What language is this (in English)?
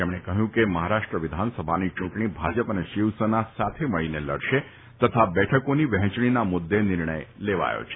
Gujarati